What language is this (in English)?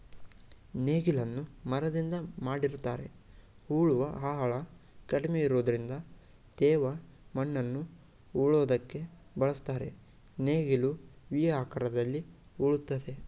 Kannada